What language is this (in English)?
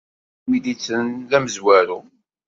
Kabyle